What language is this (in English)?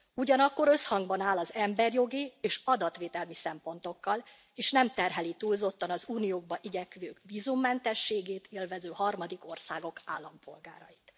Hungarian